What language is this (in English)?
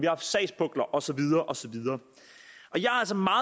Danish